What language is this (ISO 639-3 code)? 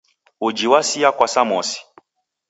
dav